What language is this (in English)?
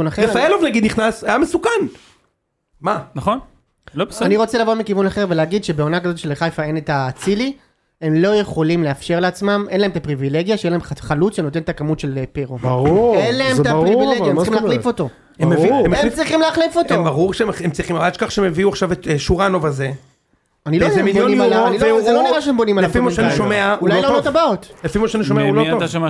Hebrew